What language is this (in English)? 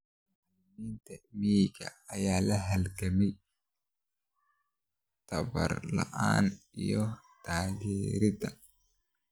Somali